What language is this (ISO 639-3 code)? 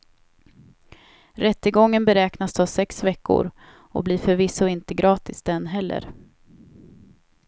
swe